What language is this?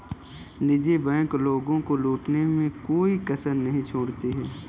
Hindi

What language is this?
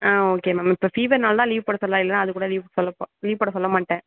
Tamil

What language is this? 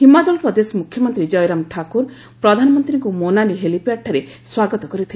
Odia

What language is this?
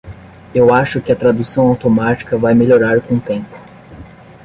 Portuguese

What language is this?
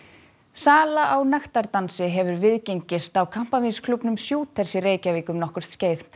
Icelandic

